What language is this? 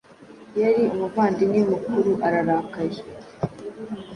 Kinyarwanda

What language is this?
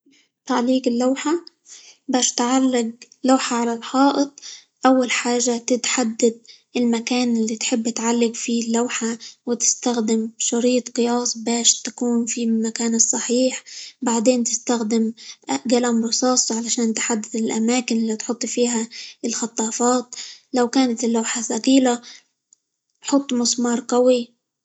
Libyan Arabic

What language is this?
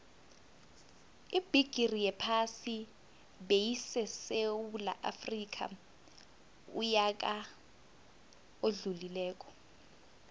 South Ndebele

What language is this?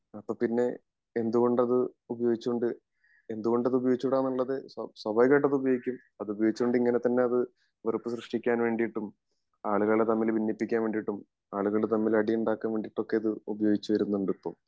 Malayalam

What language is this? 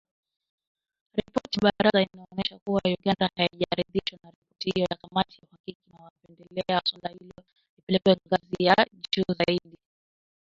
Swahili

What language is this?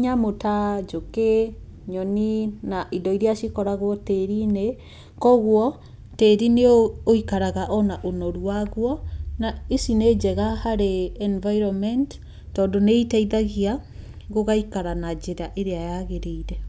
Kikuyu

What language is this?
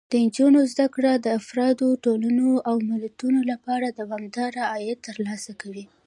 Pashto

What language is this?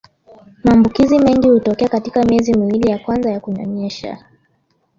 Swahili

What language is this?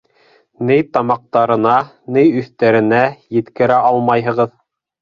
Bashkir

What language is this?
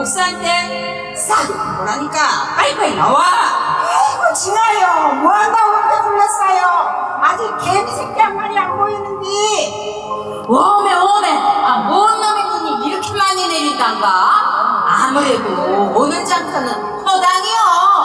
Korean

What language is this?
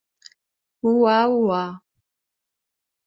Portuguese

